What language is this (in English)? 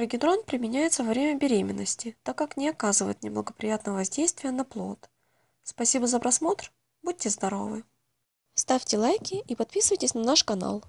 Russian